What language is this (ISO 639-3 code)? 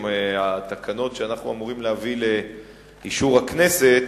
heb